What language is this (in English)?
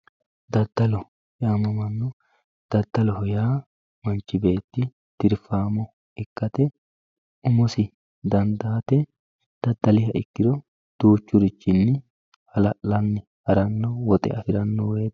Sidamo